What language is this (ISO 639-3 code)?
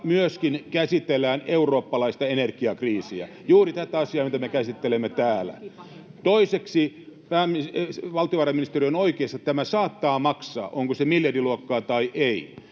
fin